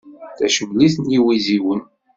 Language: Kabyle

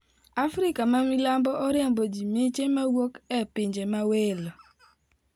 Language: Luo (Kenya and Tanzania)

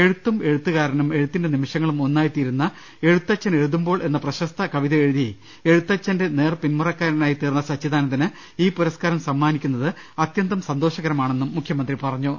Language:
Malayalam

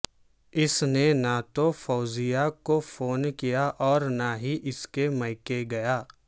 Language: Urdu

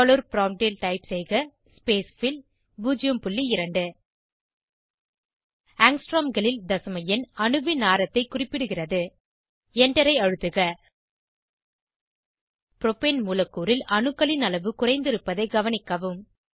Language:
Tamil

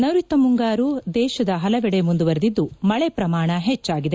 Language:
Kannada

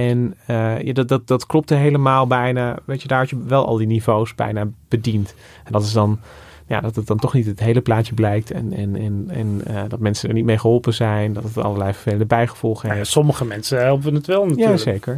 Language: Dutch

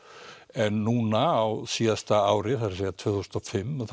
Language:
Icelandic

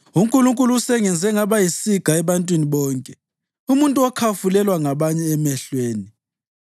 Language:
North Ndebele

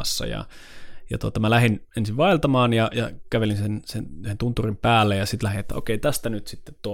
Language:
Finnish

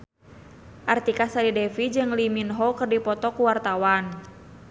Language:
Sundanese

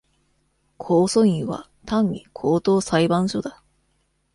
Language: Japanese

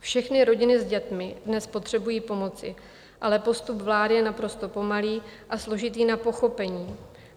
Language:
Czech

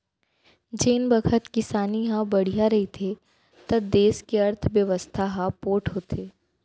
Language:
Chhattisgarhi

